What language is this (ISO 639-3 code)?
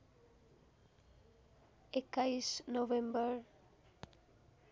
nep